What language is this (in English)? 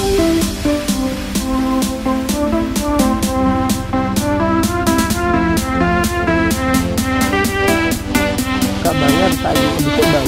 Indonesian